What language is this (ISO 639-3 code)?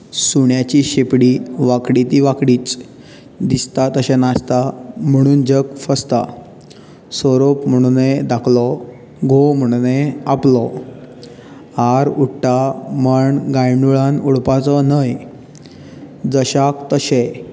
kok